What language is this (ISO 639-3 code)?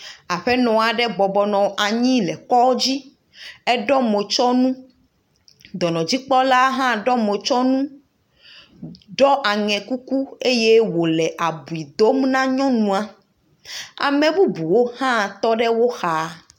ewe